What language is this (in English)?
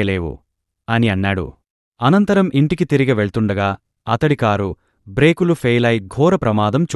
Telugu